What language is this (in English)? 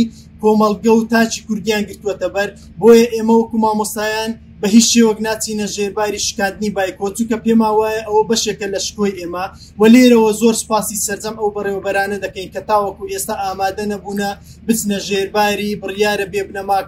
Arabic